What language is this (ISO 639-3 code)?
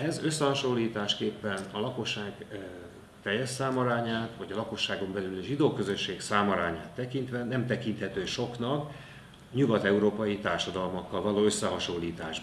hun